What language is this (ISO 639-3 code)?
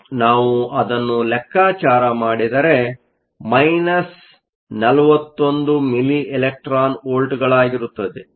kan